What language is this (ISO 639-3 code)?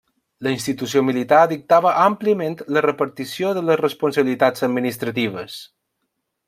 cat